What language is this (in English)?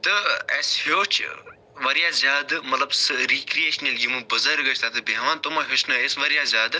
Kashmiri